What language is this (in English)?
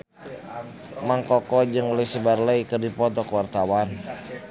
Sundanese